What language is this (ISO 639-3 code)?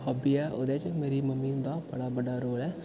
doi